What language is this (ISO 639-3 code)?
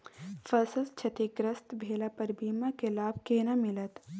mai